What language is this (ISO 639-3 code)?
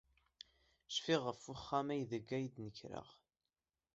kab